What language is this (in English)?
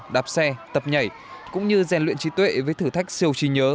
Vietnamese